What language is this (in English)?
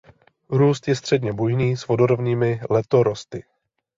Czech